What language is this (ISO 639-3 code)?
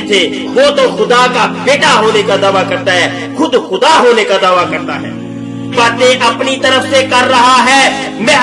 urd